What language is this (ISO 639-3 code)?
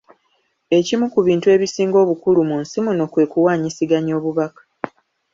lug